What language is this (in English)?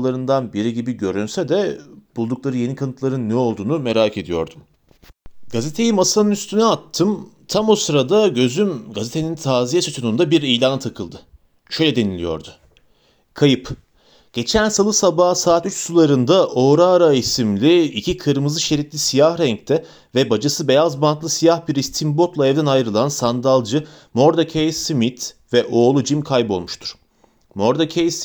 Turkish